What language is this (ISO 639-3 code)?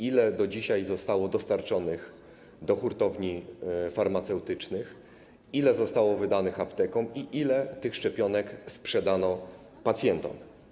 pol